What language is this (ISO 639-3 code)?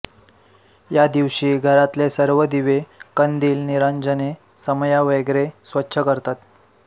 mar